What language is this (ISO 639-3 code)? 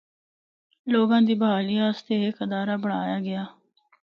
hno